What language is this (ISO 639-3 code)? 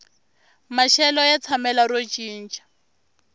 tso